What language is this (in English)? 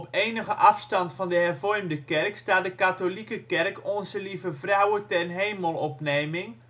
Dutch